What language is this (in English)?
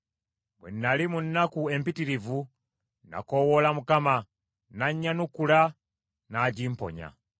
Ganda